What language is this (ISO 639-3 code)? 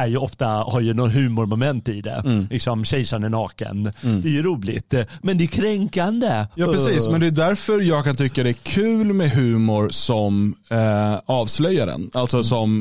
swe